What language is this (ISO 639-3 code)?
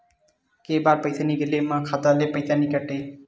hne